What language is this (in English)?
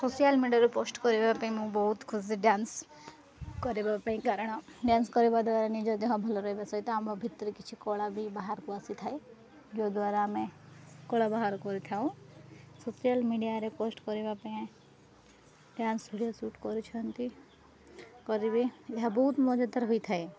Odia